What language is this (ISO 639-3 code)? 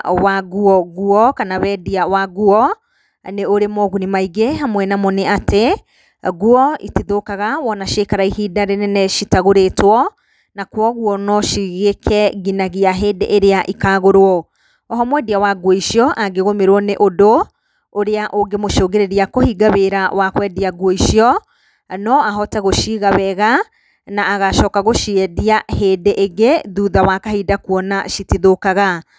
kik